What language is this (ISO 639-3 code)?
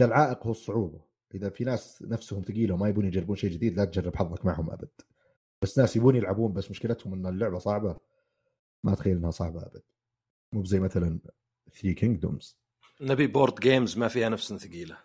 ara